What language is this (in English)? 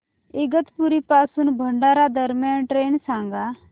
Marathi